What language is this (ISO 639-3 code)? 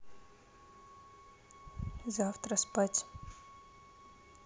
rus